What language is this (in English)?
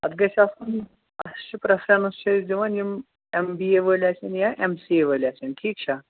Kashmiri